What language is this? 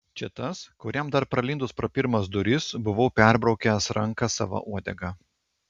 Lithuanian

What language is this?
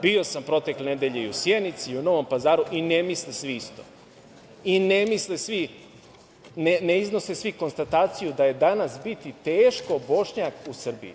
Serbian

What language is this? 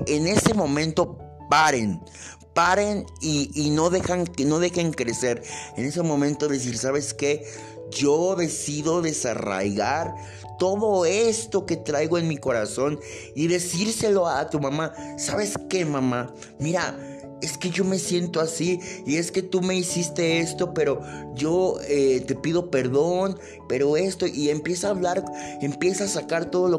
Spanish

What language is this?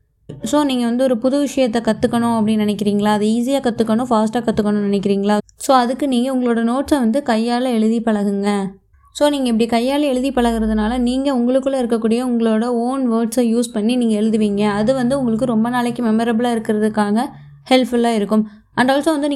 Tamil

